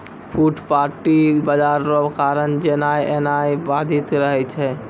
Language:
Maithili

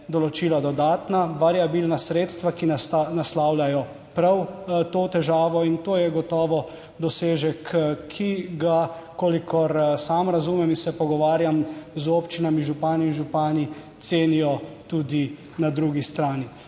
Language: Slovenian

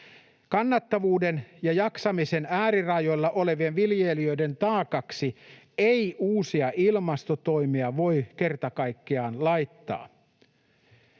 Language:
Finnish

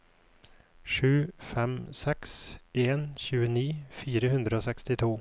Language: Norwegian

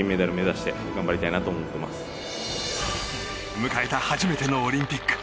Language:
Japanese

